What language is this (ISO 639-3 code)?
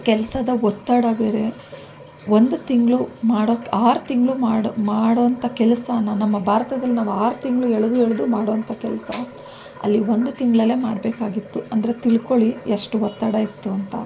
kan